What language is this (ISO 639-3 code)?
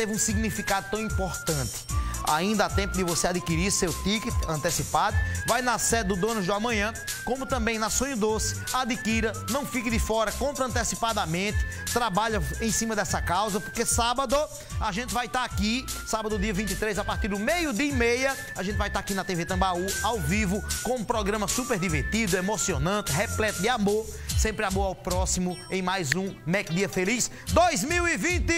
por